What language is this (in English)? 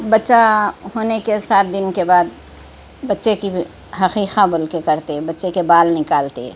Urdu